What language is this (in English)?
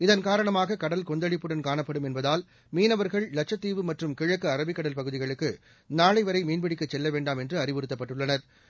Tamil